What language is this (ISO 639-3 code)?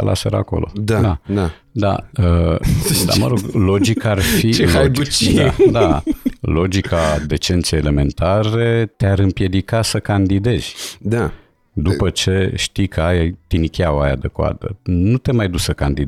ron